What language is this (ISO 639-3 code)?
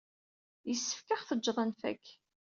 kab